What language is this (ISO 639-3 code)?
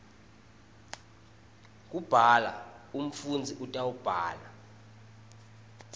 ssw